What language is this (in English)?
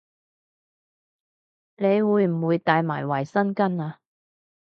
Cantonese